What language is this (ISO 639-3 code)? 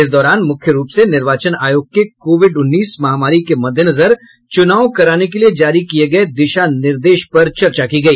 hin